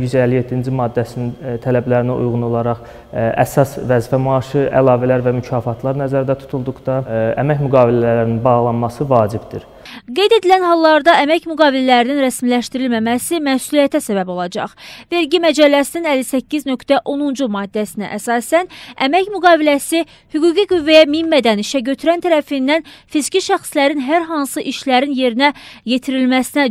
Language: Turkish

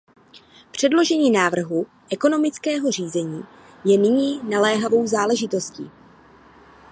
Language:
Czech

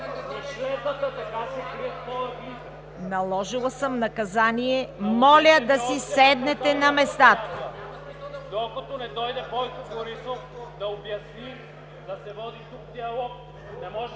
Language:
Bulgarian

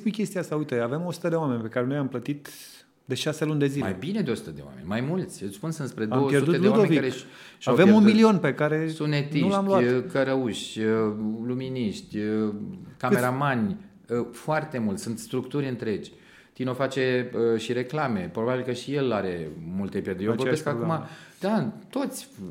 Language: Romanian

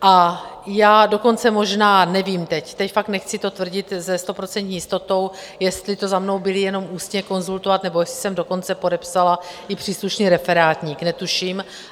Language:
Czech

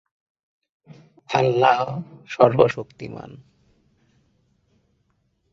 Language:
Bangla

